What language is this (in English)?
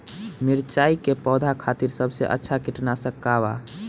Bhojpuri